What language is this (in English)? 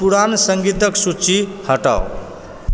Maithili